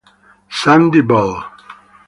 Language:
Italian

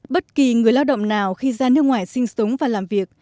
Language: Vietnamese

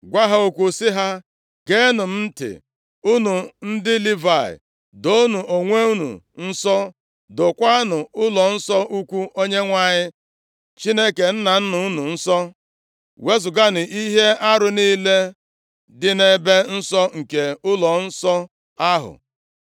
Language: Igbo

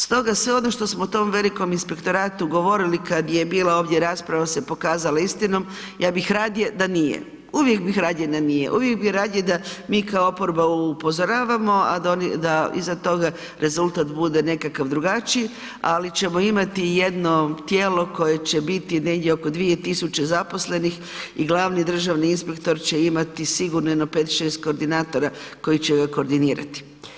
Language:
Croatian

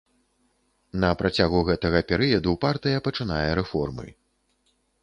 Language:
Belarusian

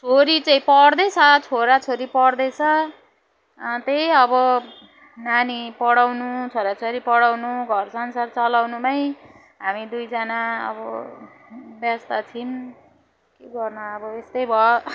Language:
Nepali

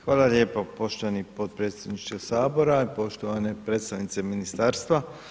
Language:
Croatian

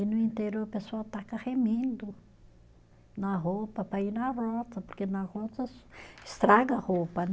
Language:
Portuguese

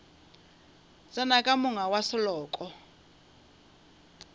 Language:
Northern Sotho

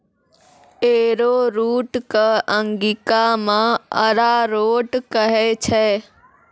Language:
Maithili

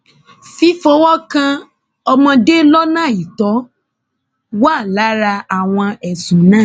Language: Yoruba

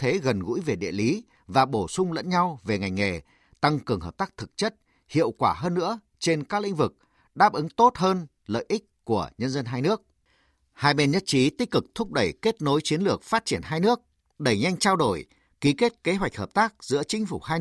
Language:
Vietnamese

